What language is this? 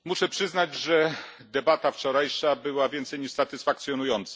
Polish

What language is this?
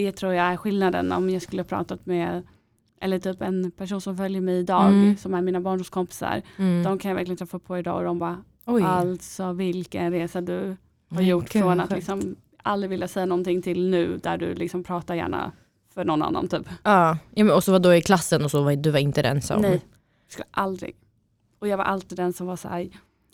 Swedish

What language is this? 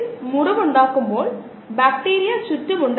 Malayalam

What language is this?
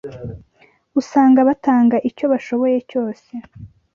Kinyarwanda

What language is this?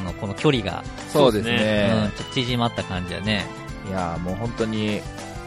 Japanese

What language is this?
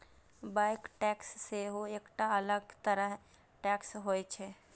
Maithili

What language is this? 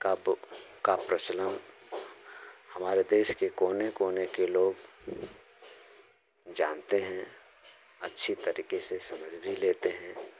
Hindi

